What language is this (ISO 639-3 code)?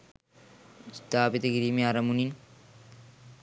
sin